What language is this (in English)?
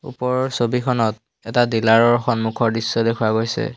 Assamese